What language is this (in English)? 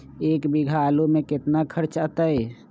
Magahi